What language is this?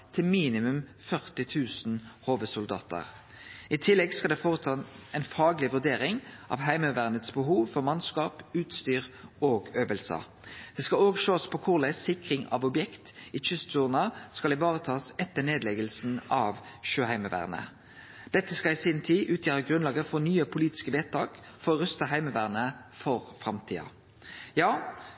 Norwegian Nynorsk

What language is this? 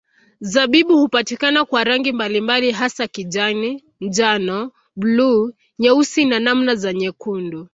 Swahili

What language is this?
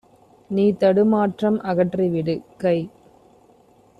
Tamil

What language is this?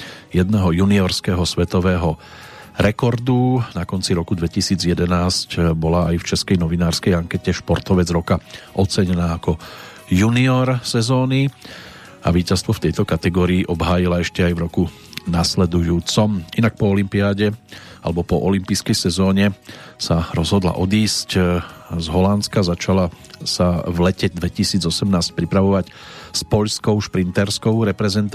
Slovak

